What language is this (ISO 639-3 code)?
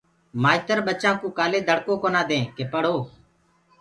ggg